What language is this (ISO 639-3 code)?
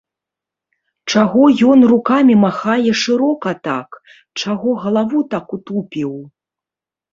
bel